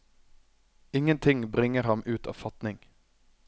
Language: Norwegian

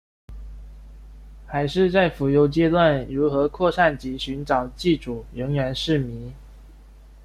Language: Chinese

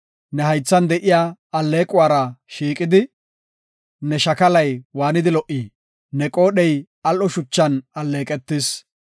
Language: Gofa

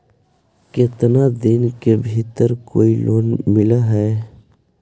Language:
Magahi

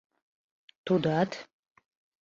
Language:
Mari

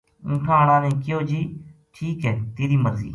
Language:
Gujari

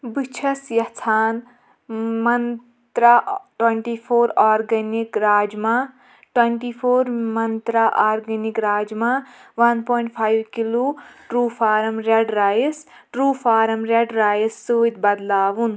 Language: Kashmiri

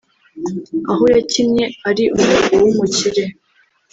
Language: Kinyarwanda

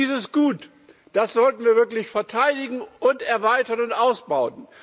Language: German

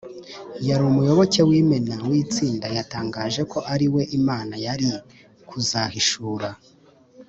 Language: Kinyarwanda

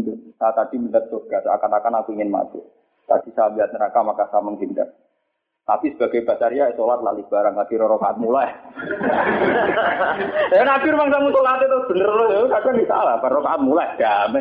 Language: Malay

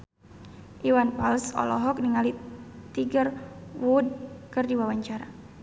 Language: Sundanese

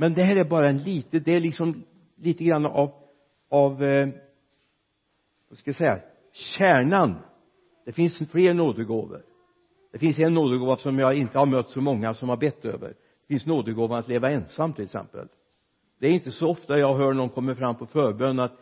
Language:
Swedish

